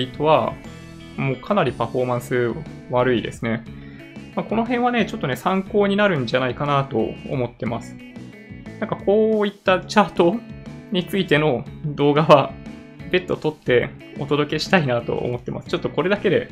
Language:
Japanese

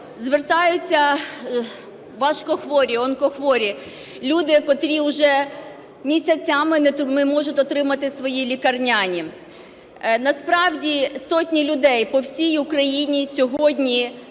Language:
Ukrainian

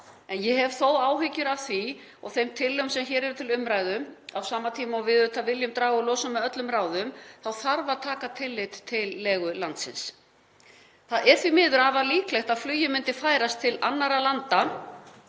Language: Icelandic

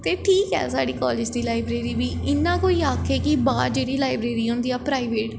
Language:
Dogri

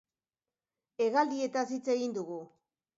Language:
Basque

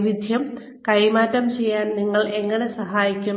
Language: Malayalam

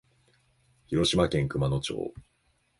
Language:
Japanese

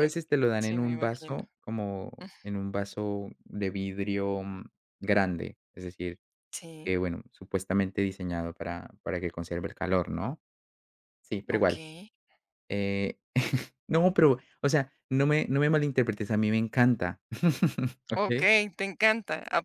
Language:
Spanish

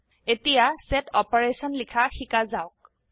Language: Assamese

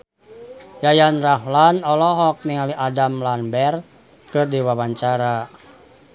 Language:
Sundanese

